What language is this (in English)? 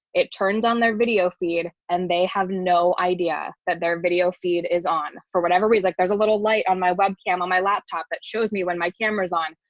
English